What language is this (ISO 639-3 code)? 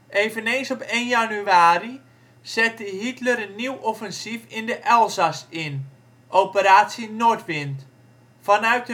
nld